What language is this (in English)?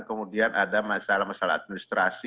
Indonesian